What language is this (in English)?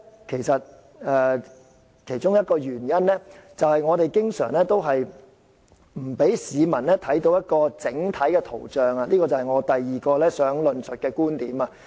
Cantonese